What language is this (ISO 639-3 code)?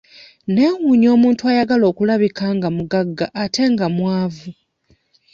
lug